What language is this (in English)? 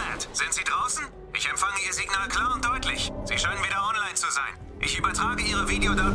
German